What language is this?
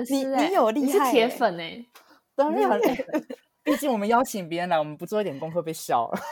Chinese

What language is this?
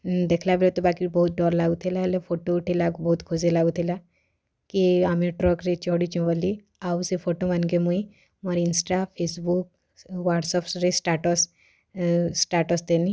Odia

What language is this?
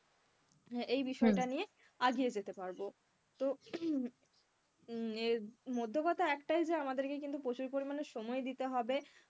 Bangla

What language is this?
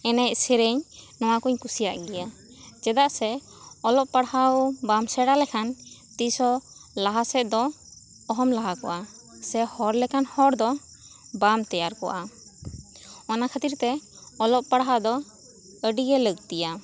Santali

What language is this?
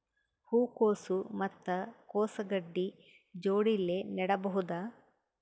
Kannada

